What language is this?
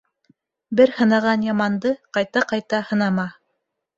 Bashkir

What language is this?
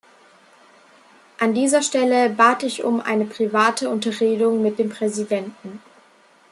German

